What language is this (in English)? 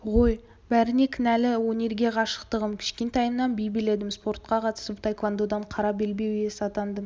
Kazakh